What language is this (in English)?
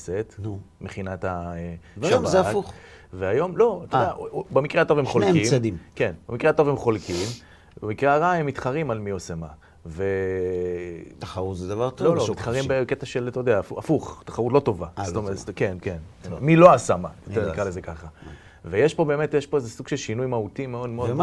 Hebrew